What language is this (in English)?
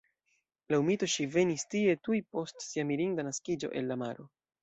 Esperanto